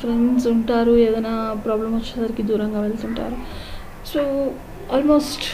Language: Telugu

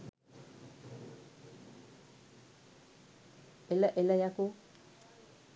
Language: Sinhala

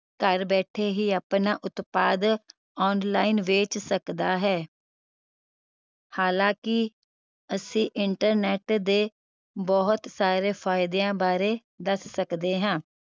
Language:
Punjabi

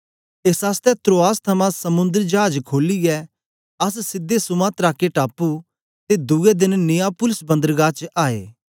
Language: Dogri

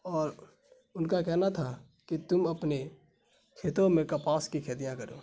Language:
Urdu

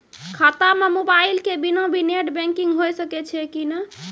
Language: Maithili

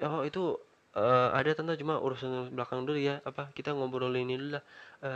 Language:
Indonesian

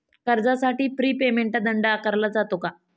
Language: Marathi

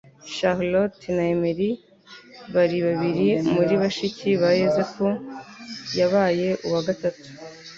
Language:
Kinyarwanda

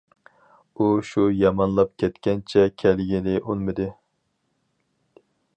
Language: Uyghur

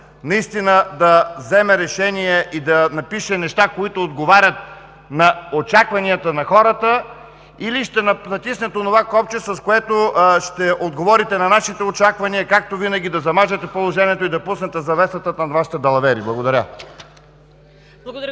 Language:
Bulgarian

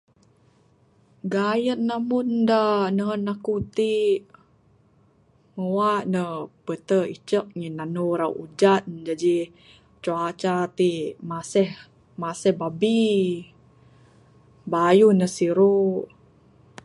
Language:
Bukar-Sadung Bidayuh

